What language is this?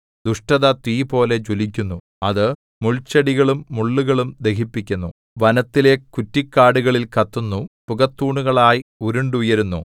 Malayalam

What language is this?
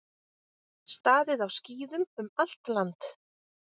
Icelandic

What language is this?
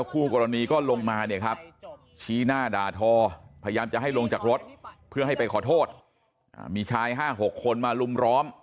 Thai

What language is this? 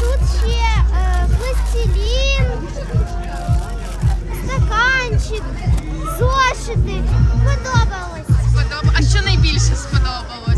Ukrainian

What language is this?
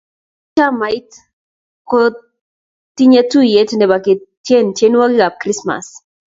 Kalenjin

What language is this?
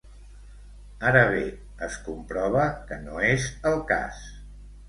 Catalan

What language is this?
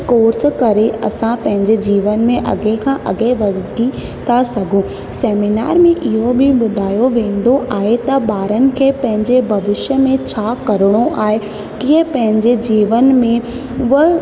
Sindhi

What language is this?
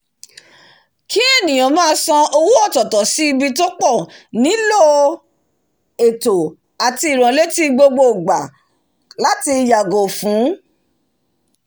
Yoruba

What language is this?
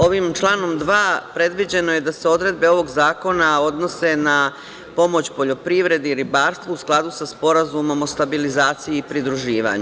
Serbian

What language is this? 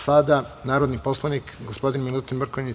Serbian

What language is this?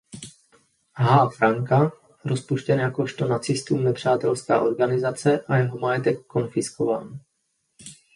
Czech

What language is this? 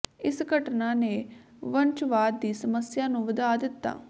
Punjabi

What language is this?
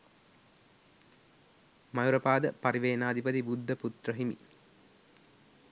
Sinhala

